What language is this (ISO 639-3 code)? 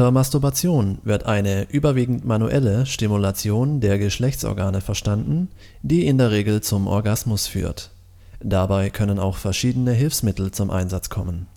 deu